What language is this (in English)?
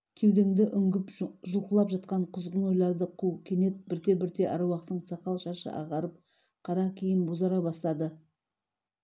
Kazakh